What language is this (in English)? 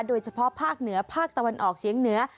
Thai